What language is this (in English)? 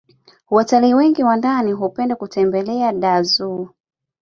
Swahili